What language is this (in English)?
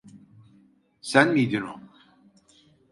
Turkish